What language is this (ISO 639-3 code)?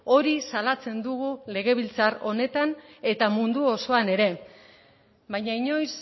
eus